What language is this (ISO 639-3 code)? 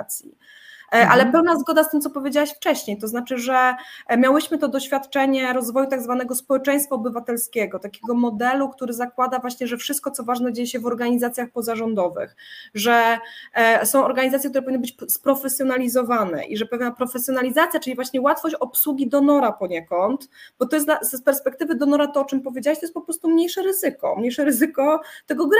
pol